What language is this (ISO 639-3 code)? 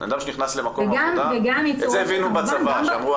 heb